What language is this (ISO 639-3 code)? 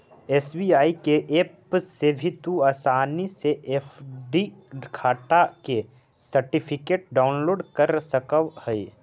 mag